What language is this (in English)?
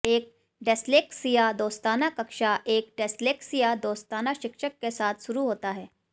Hindi